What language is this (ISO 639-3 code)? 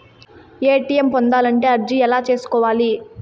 tel